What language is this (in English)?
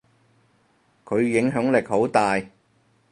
Cantonese